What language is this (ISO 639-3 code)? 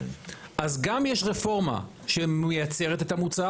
heb